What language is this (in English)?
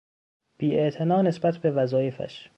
Persian